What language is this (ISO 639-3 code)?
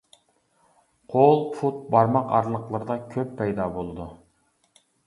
uig